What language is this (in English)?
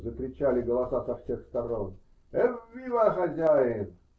Russian